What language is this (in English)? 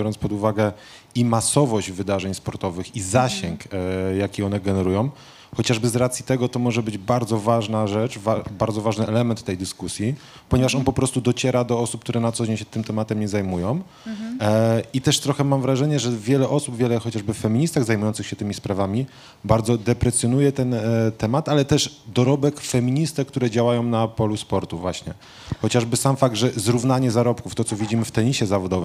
Polish